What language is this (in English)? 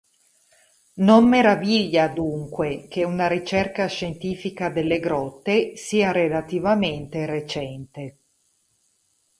Italian